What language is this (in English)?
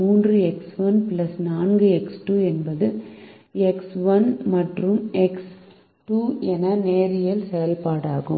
Tamil